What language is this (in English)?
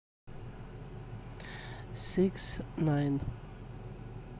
Russian